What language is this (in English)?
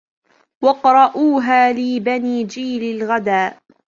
Arabic